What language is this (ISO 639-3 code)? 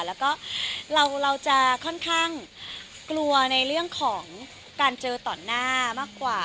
tha